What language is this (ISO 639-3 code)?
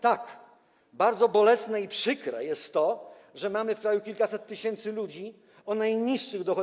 pol